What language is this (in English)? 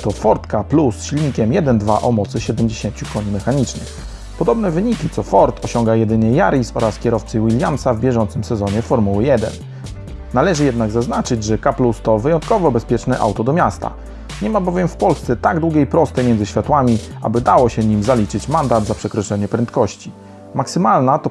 Polish